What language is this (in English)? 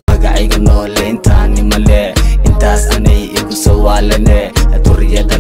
Arabic